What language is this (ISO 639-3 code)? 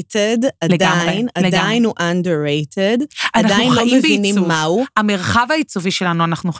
heb